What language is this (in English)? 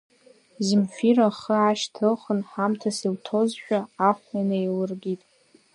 Abkhazian